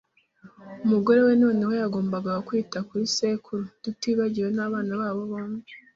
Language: Kinyarwanda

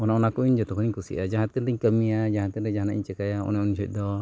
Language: Santali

